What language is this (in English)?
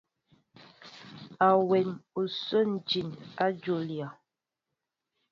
Mbo (Cameroon)